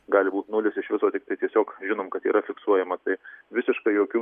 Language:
Lithuanian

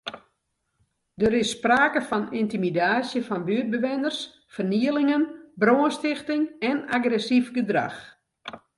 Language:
Western Frisian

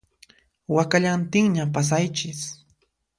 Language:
Puno Quechua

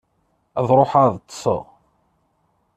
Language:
Kabyle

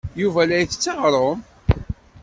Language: Kabyle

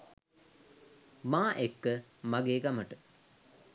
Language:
Sinhala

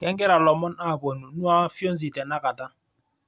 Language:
Masai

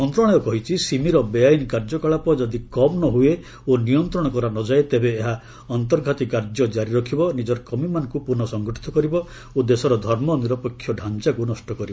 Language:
Odia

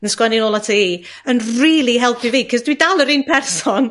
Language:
Welsh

